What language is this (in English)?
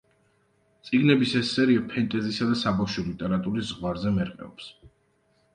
Georgian